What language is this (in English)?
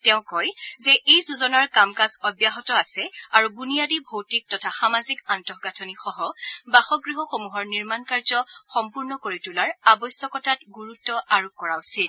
Assamese